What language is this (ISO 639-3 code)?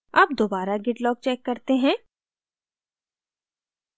hin